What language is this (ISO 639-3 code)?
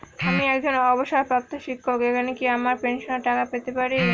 ben